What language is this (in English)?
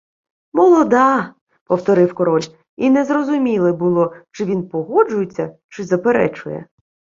Ukrainian